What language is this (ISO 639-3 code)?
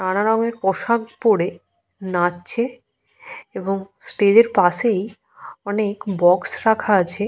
ben